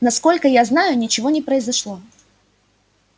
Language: Russian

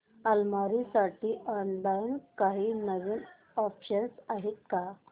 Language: Marathi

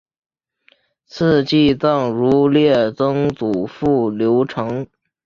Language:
Chinese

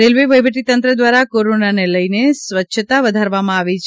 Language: Gujarati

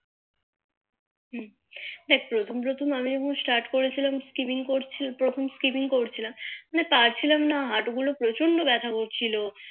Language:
Bangla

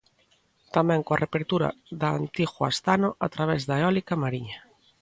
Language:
Galician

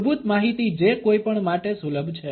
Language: Gujarati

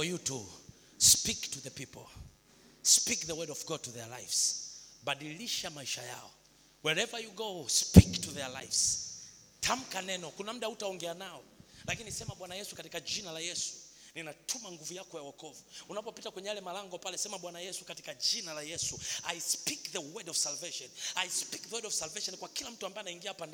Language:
Swahili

